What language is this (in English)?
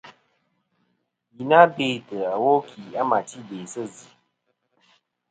Kom